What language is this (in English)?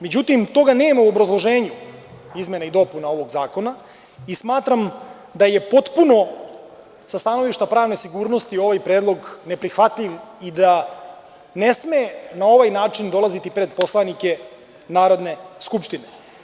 Serbian